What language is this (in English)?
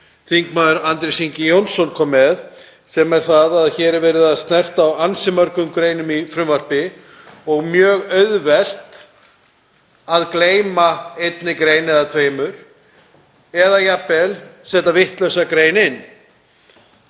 Icelandic